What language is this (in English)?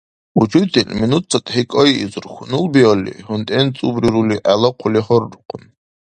Dargwa